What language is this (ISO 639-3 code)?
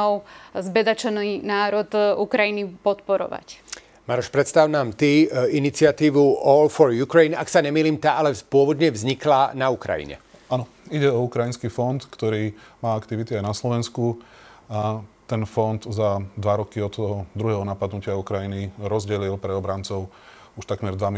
slk